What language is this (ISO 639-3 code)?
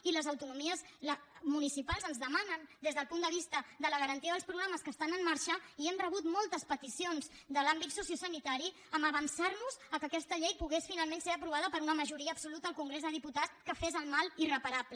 cat